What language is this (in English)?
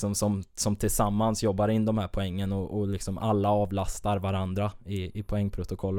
Swedish